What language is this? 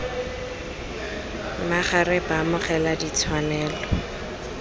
Tswana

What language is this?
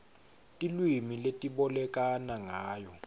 Swati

